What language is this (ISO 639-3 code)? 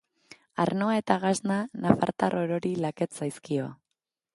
eus